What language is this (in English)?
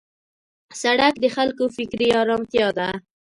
Pashto